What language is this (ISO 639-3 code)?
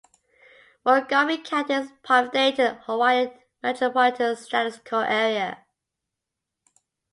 eng